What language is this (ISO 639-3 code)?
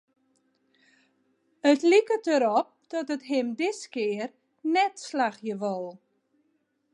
fry